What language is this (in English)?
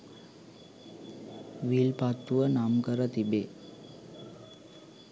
Sinhala